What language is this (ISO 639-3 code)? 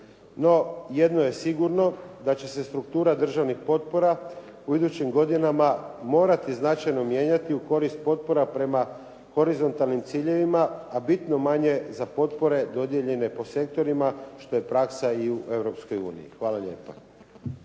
hrv